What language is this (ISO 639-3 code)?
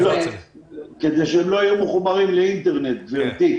heb